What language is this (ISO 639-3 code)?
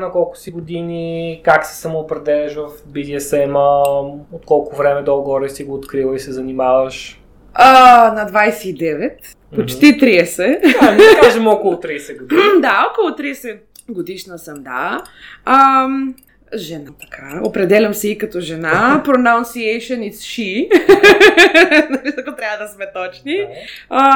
bul